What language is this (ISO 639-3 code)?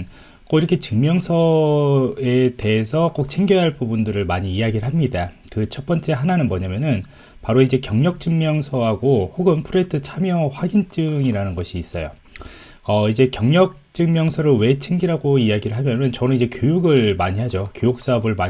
kor